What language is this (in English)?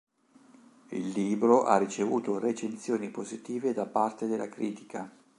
Italian